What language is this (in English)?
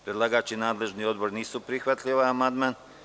Serbian